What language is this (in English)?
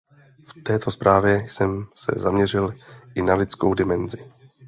Czech